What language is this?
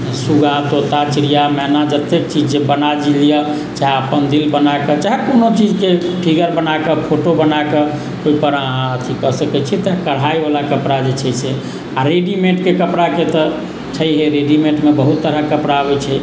Maithili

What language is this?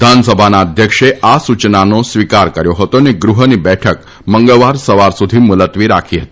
Gujarati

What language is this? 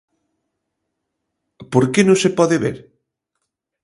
Galician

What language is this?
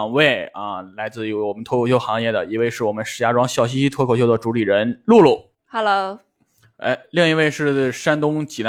Chinese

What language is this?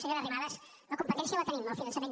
Catalan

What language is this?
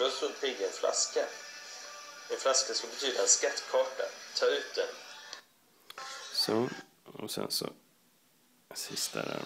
Swedish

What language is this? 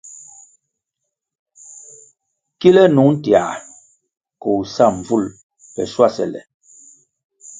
Kwasio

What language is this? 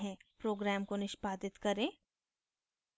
Hindi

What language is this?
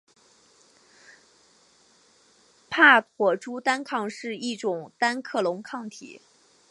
Chinese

